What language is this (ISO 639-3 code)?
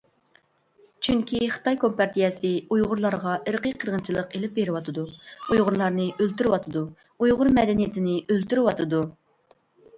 uig